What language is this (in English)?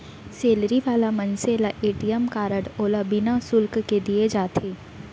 Chhattisgarhi